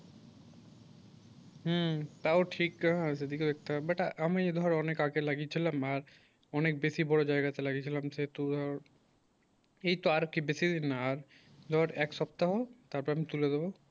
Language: Bangla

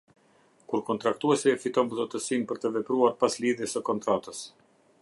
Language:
Albanian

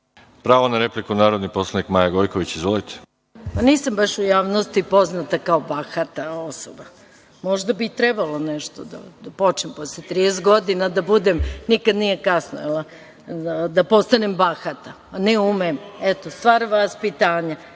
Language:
Serbian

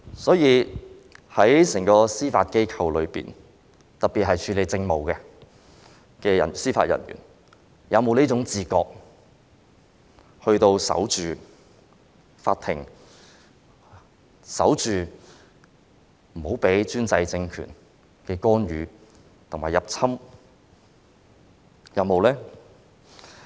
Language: Cantonese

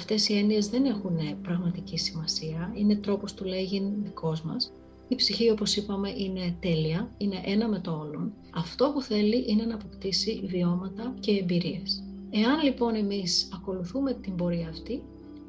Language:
Greek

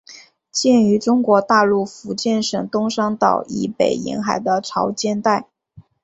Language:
Chinese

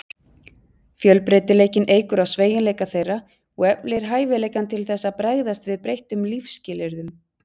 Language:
Icelandic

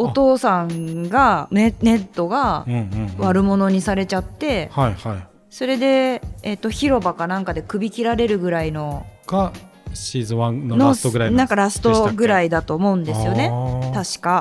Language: Japanese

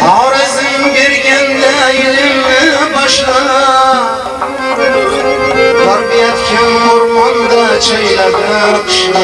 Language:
Uzbek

